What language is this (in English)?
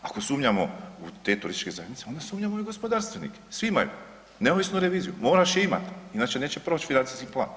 Croatian